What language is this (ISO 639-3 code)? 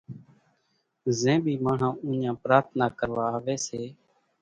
gjk